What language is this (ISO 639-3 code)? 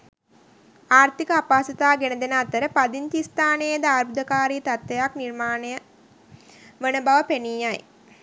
sin